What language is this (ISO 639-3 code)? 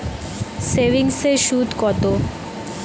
ben